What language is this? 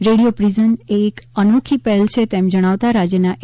Gujarati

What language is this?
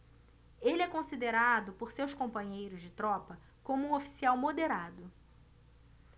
Portuguese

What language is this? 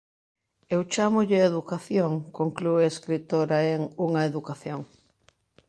Galician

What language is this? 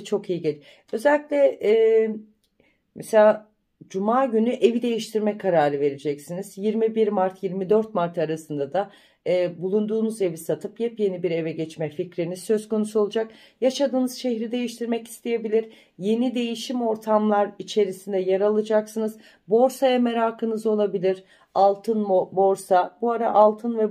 Turkish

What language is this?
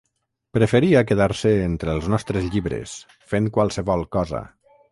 Catalan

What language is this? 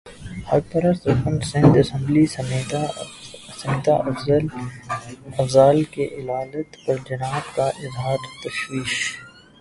Urdu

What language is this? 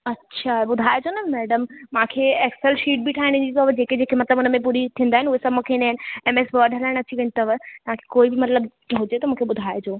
Sindhi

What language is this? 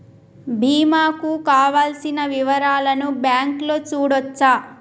Telugu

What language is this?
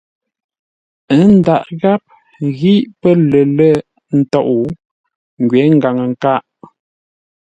Ngombale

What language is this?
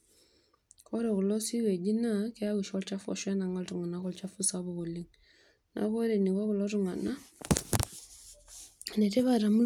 Masai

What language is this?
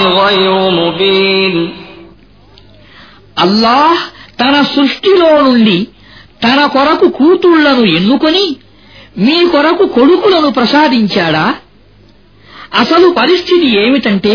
Arabic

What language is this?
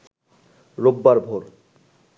Bangla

